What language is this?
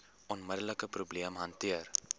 Afrikaans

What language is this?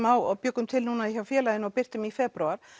Icelandic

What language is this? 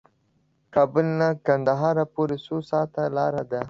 Pashto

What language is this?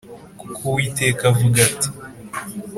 Kinyarwanda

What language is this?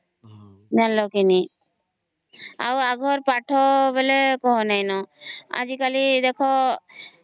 Odia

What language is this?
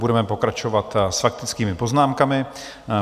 Czech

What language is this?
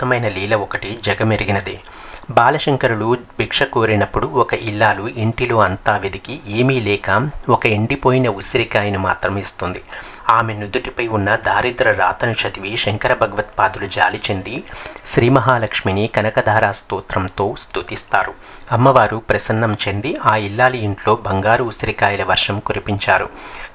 Telugu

